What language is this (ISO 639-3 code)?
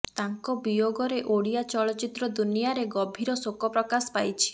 ori